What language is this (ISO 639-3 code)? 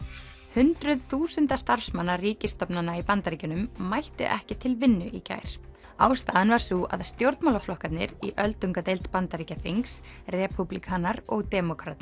isl